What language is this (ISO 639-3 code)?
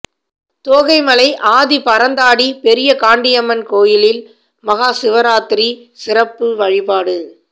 tam